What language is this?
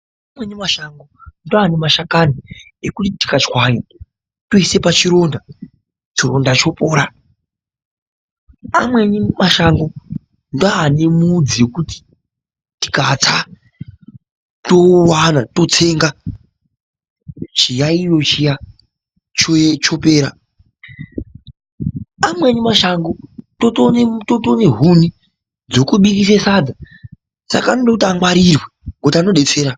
Ndau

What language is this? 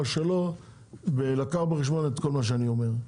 Hebrew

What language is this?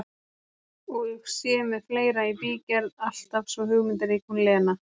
Icelandic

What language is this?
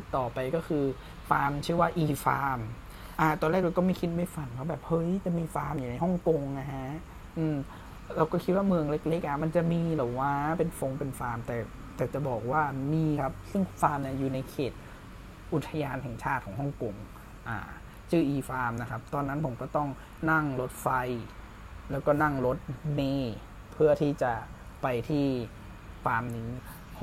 Thai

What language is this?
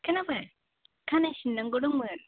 Bodo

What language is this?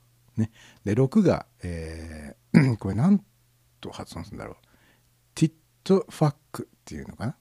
Japanese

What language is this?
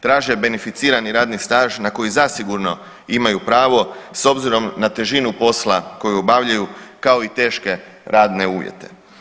Croatian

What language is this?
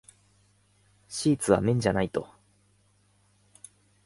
Japanese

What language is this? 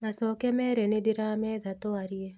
Kikuyu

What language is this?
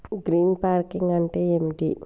Telugu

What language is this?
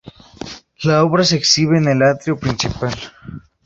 Spanish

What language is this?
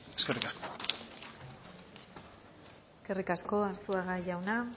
Basque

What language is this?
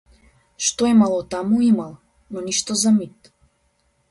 Macedonian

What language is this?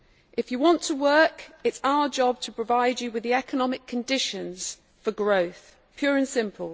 English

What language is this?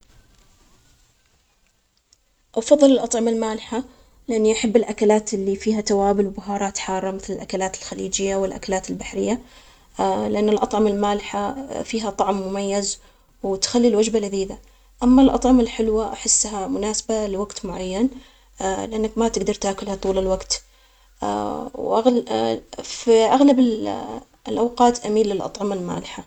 Omani Arabic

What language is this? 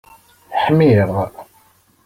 Kabyle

